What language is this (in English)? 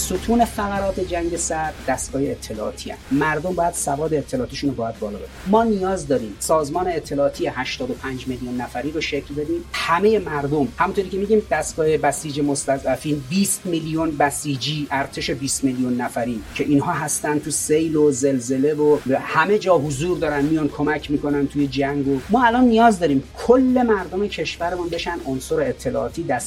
Persian